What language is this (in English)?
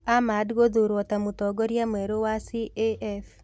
Kikuyu